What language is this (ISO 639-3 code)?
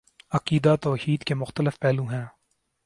urd